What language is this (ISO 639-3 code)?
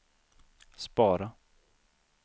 swe